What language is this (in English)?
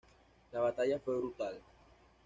Spanish